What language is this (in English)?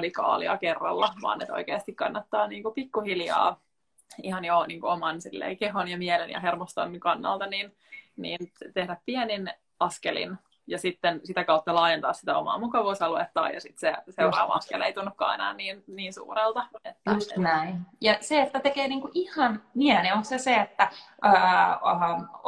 Finnish